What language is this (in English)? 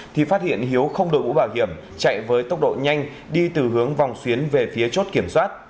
Vietnamese